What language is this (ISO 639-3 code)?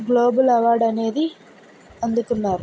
tel